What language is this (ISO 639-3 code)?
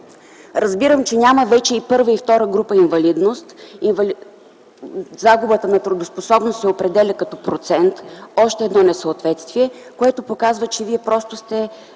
bul